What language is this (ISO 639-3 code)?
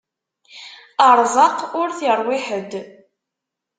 kab